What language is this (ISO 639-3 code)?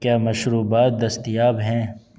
urd